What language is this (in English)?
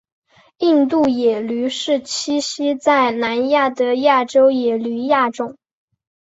Chinese